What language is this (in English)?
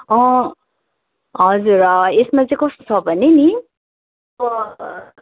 Nepali